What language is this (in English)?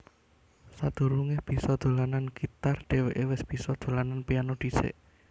Javanese